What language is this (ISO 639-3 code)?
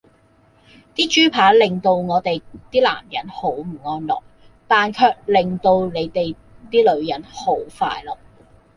yue